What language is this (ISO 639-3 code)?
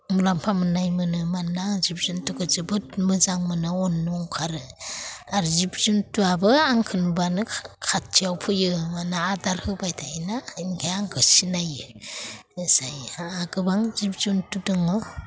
brx